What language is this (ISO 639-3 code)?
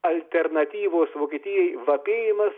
lit